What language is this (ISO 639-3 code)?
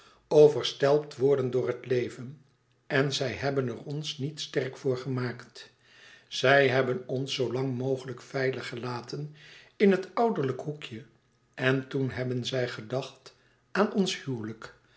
nld